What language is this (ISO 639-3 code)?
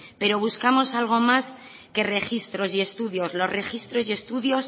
spa